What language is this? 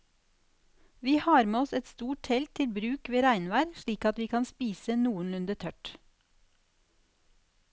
Norwegian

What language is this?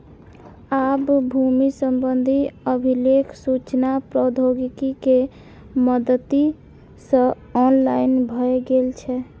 Maithili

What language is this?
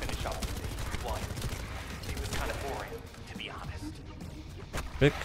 Polish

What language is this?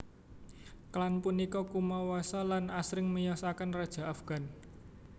Javanese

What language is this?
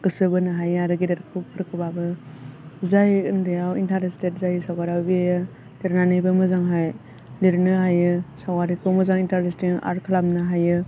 Bodo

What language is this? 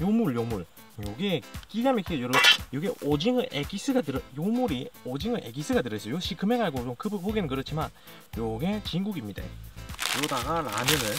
Korean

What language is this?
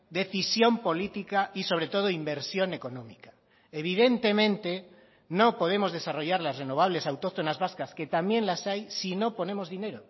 Spanish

